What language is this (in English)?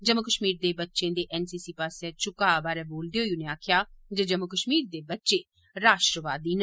Dogri